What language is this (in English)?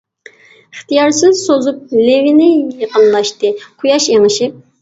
Uyghur